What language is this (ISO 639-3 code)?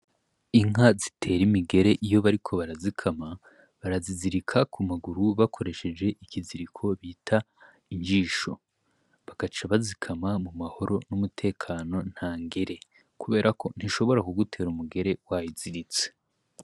run